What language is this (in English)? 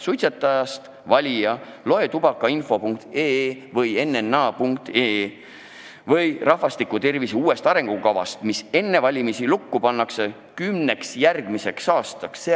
Estonian